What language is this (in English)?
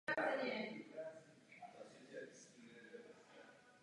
Czech